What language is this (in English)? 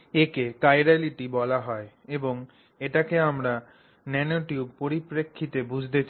Bangla